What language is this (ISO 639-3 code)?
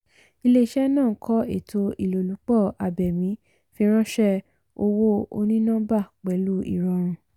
yor